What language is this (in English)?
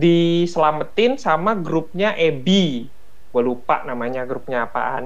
Indonesian